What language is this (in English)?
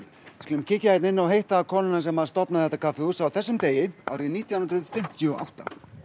Icelandic